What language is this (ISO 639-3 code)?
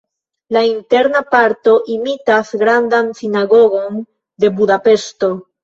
epo